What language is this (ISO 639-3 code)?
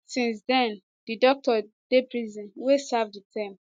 pcm